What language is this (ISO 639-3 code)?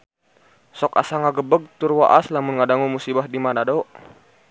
sun